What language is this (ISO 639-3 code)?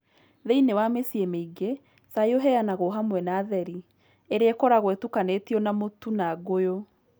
kik